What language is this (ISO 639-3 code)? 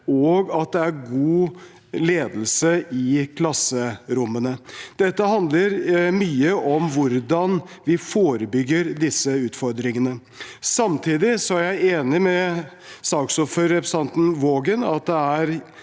nor